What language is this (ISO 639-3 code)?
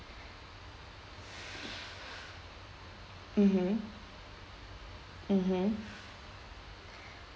eng